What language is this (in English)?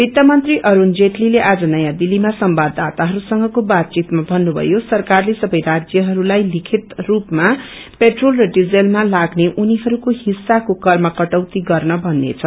Nepali